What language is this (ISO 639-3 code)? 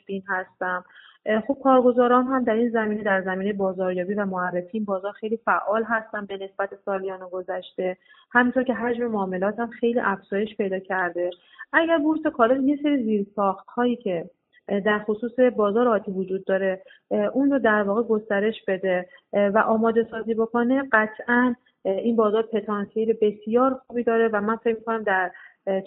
fas